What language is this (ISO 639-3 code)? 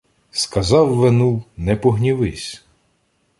ukr